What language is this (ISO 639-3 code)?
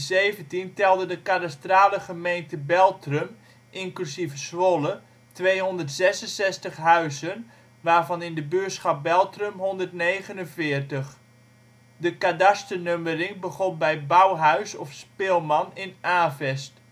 nld